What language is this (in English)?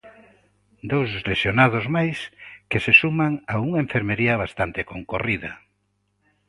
Galician